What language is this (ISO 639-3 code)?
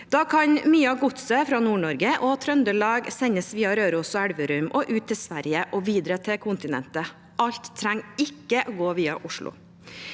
nor